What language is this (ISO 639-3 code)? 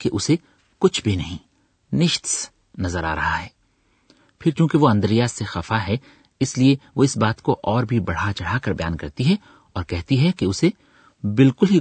urd